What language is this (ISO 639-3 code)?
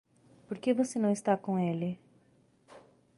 por